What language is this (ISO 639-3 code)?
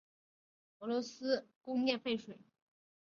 zho